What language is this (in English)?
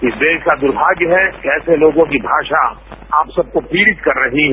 Hindi